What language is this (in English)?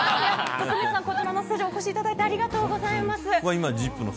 Japanese